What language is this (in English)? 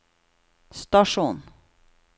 Norwegian